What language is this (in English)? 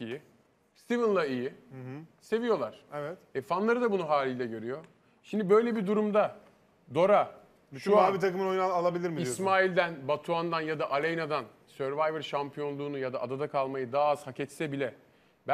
Turkish